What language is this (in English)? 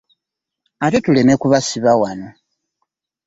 Ganda